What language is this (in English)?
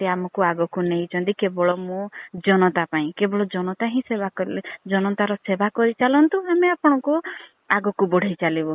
Odia